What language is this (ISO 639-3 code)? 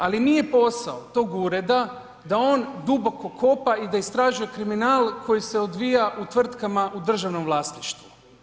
hrv